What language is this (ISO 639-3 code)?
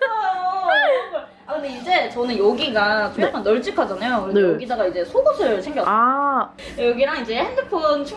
kor